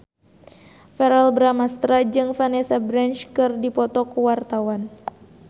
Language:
Sundanese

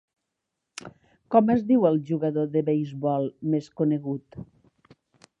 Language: Catalan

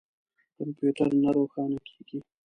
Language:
Pashto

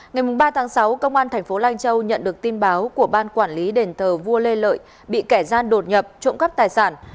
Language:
Vietnamese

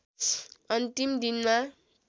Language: Nepali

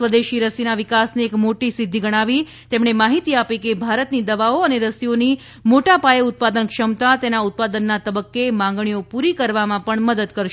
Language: Gujarati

